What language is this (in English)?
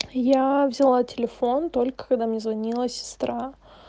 Russian